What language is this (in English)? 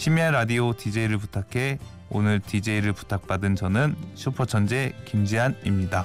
Korean